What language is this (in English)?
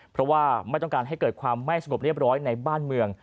Thai